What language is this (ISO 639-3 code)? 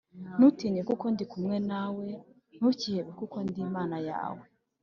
kin